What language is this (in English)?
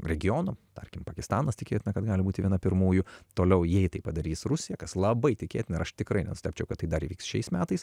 Lithuanian